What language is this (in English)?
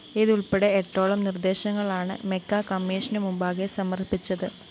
Malayalam